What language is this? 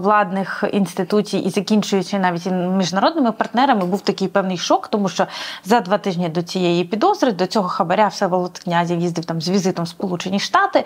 Ukrainian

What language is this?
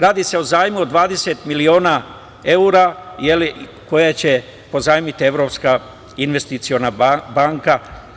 Serbian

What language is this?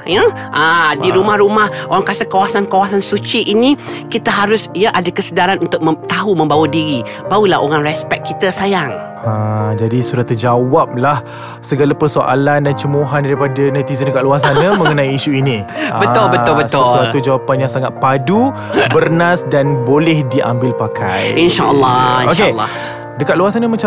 Malay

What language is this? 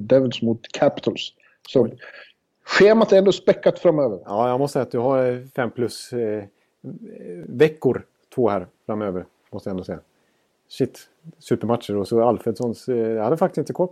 Swedish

